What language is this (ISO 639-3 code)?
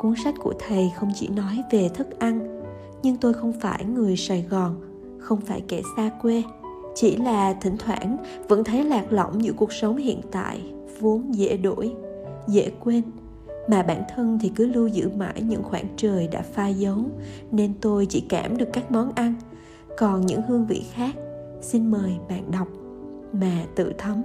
vie